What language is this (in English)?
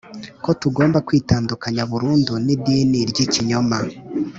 Kinyarwanda